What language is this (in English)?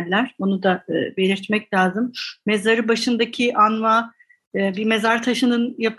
Turkish